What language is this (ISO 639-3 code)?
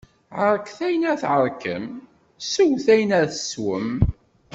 kab